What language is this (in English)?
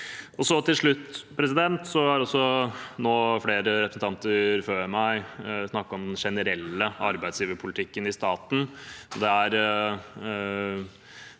Norwegian